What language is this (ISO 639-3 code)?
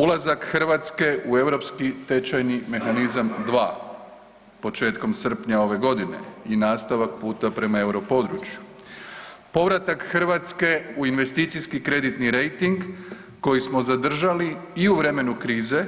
hrv